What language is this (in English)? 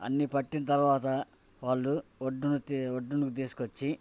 Telugu